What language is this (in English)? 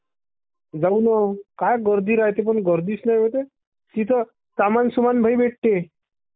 Marathi